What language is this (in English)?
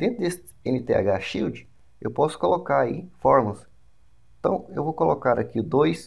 Portuguese